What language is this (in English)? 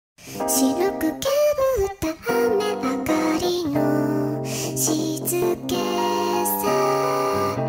Indonesian